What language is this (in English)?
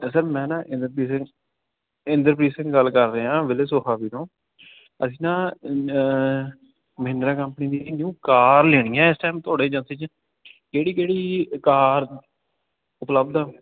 Punjabi